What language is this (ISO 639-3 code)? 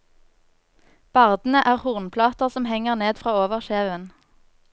nor